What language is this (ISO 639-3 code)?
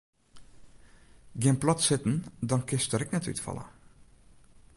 fry